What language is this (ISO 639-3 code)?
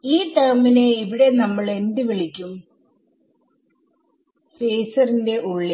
mal